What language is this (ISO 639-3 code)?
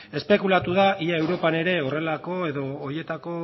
eus